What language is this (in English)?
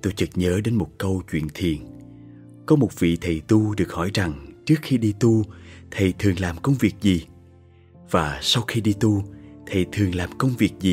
Vietnamese